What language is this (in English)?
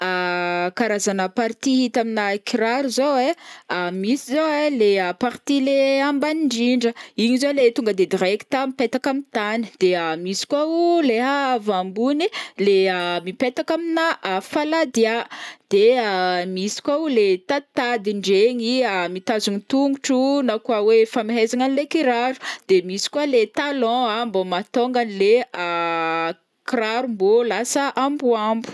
Northern Betsimisaraka Malagasy